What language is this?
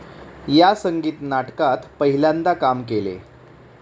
Marathi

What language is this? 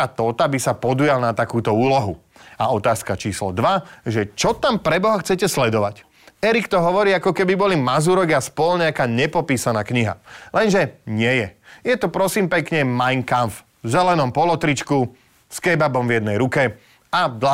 Slovak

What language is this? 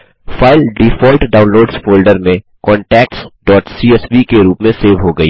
Hindi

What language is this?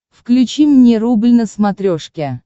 Russian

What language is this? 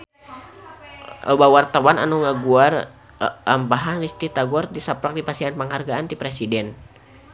Sundanese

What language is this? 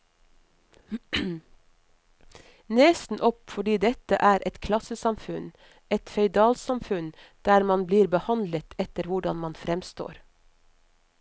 Norwegian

